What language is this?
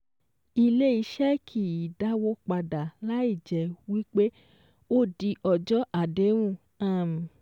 Yoruba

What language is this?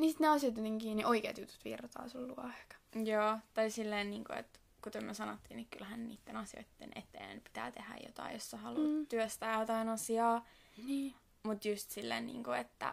Finnish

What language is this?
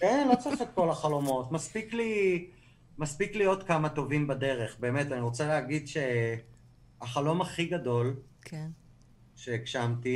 Hebrew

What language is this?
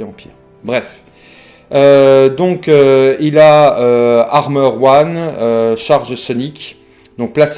French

